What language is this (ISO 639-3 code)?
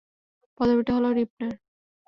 ben